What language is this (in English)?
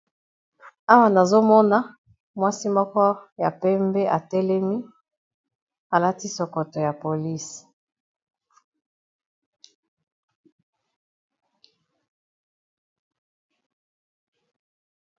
Lingala